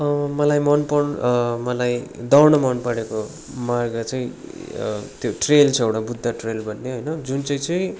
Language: Nepali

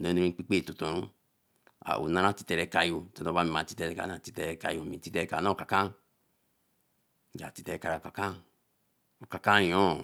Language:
Eleme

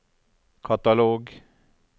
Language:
Norwegian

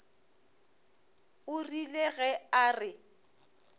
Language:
Northern Sotho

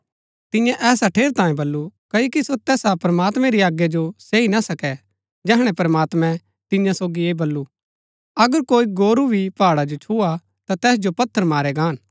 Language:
Gaddi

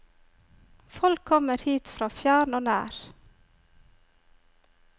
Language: Norwegian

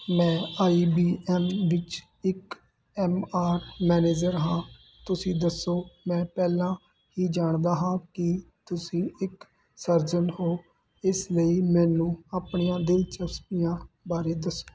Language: Punjabi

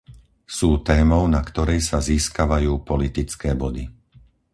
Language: Slovak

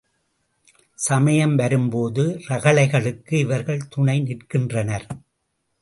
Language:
Tamil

